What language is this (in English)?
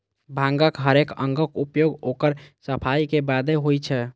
Maithili